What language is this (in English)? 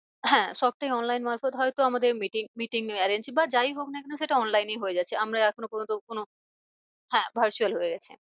Bangla